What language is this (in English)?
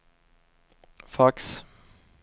Swedish